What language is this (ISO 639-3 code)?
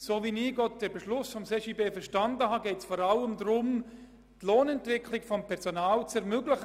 gsw